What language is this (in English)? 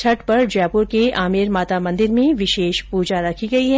Hindi